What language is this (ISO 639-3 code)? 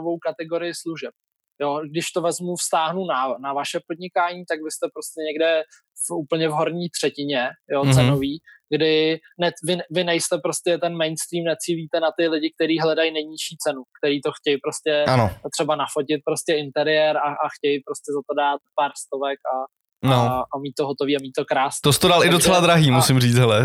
ces